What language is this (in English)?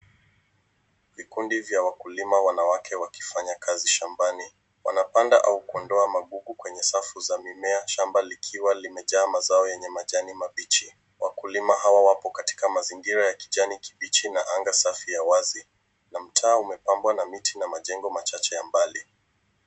Swahili